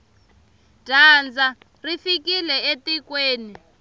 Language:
Tsonga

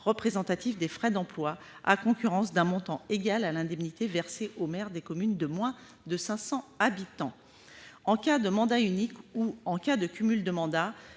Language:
French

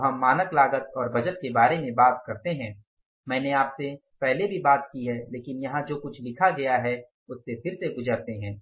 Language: Hindi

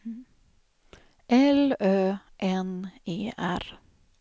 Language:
Swedish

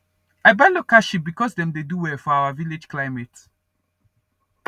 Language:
Nigerian Pidgin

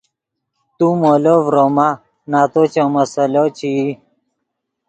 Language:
Yidgha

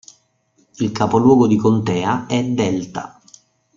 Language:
Italian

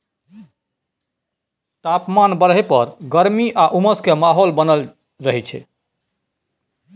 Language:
Maithili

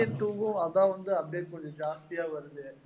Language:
Tamil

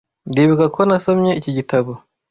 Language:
Kinyarwanda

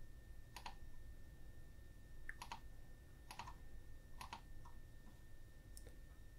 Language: German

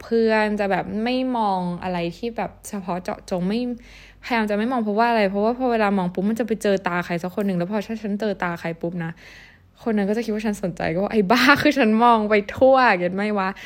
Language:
Thai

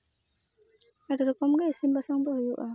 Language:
Santali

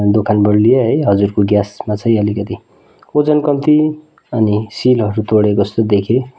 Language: Nepali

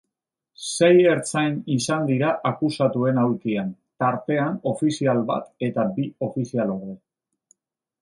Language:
Basque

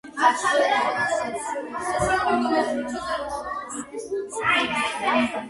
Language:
Georgian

